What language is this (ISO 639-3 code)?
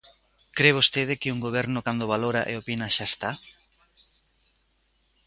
glg